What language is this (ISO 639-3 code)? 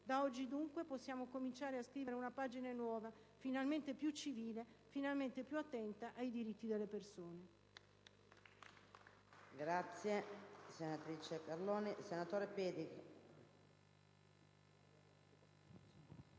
ita